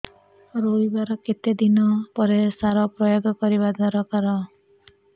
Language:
Odia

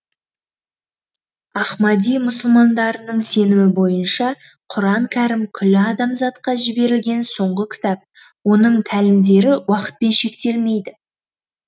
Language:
Kazakh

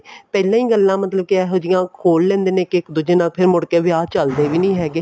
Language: Punjabi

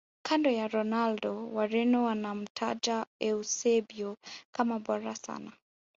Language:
Swahili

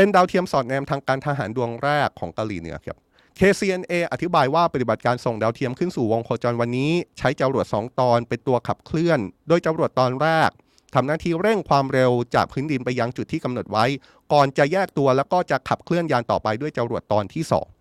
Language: Thai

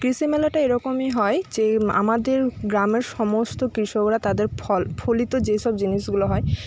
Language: Bangla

